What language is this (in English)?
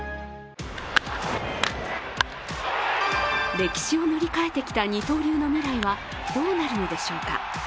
Japanese